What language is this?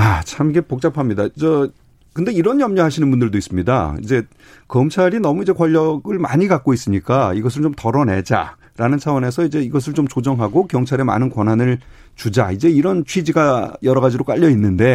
Korean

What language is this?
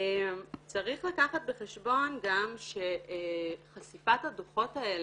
Hebrew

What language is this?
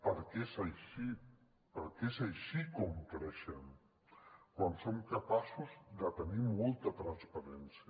Catalan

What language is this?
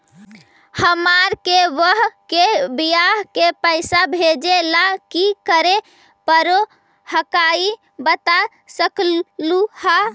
Magahi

